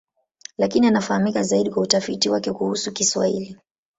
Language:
Swahili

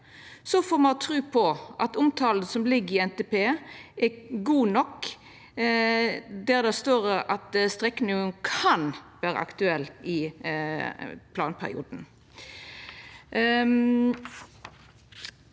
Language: Norwegian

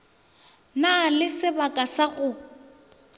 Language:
Northern Sotho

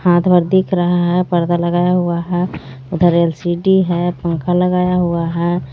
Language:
Hindi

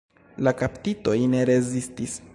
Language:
Esperanto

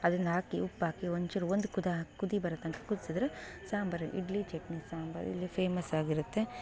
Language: Kannada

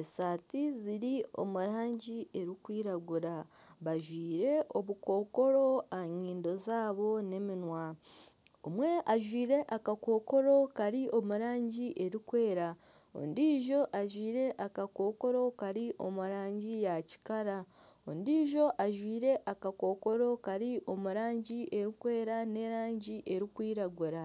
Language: Nyankole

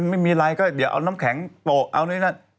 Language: Thai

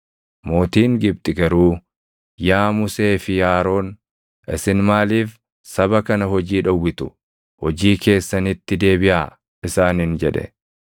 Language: Oromo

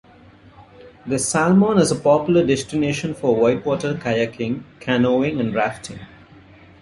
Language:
English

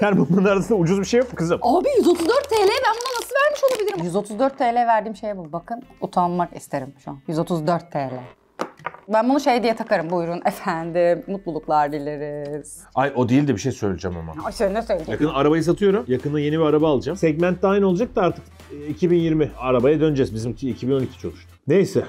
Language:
Turkish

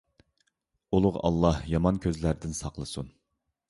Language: Uyghur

